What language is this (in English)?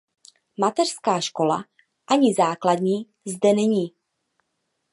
Czech